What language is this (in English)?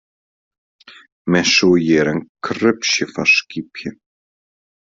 Western Frisian